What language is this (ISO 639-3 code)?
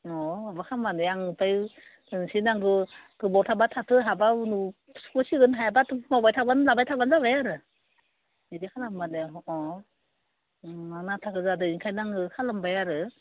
brx